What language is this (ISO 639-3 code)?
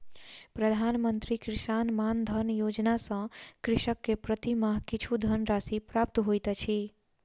mai